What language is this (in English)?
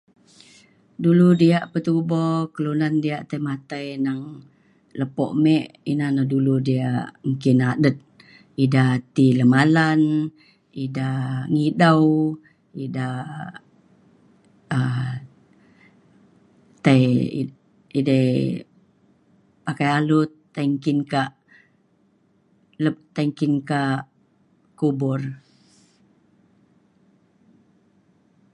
Mainstream Kenyah